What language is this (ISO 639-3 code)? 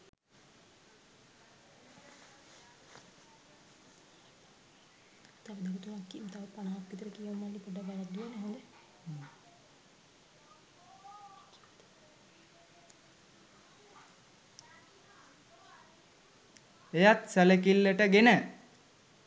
sin